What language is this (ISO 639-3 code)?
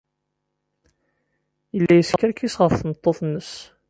kab